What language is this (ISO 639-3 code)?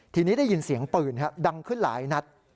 tha